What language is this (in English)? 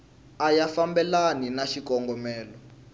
Tsonga